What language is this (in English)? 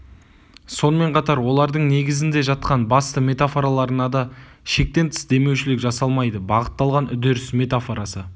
Kazakh